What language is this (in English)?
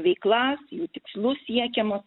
Lithuanian